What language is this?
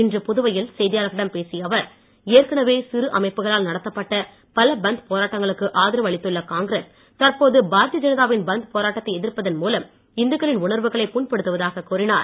Tamil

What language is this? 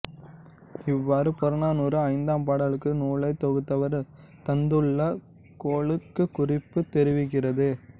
Tamil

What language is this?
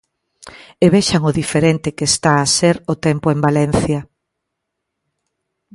Galician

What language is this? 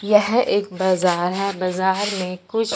Hindi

